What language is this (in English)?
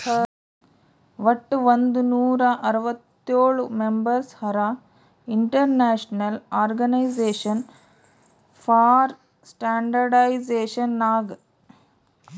Kannada